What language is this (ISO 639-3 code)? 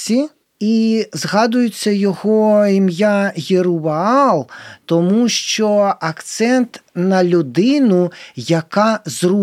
ukr